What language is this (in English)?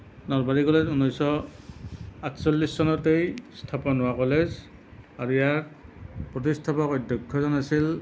Assamese